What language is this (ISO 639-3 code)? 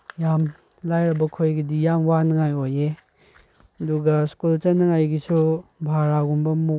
mni